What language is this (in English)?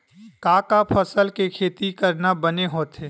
Chhattisgarhi